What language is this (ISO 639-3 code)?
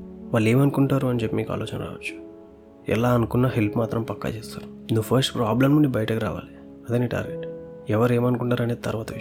tel